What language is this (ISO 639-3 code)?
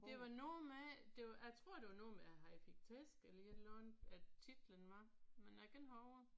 dan